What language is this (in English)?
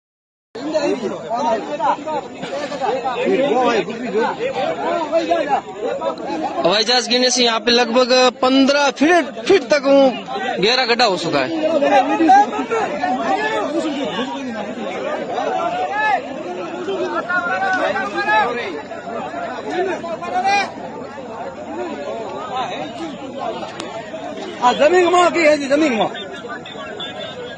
Marathi